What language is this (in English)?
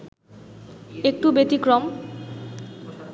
Bangla